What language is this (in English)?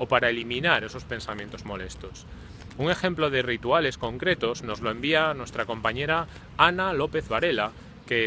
Spanish